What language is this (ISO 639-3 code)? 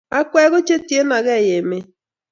kln